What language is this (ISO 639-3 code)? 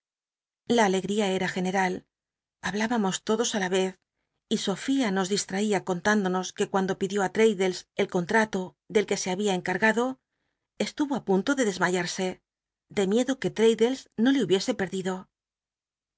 spa